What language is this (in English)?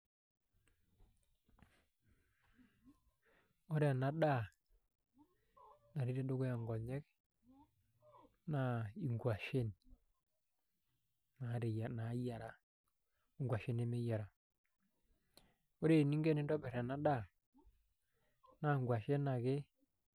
Masai